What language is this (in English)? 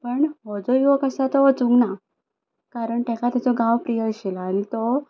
Konkani